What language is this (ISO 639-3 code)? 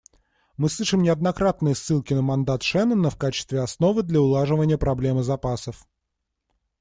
rus